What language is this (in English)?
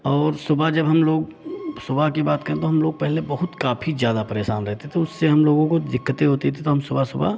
Hindi